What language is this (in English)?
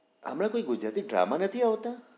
Gujarati